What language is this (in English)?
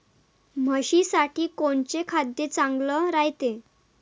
Marathi